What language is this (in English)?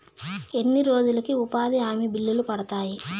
Telugu